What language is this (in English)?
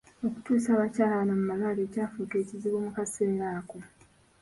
Ganda